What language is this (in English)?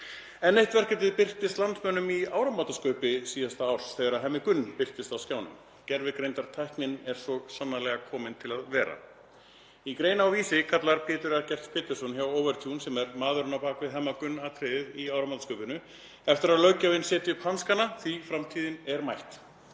Icelandic